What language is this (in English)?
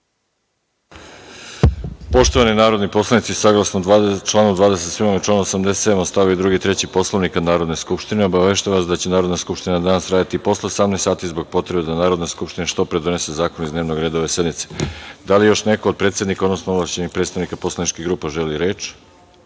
Serbian